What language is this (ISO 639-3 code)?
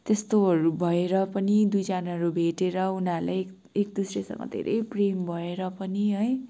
nep